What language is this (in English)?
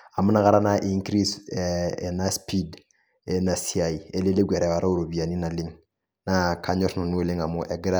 Masai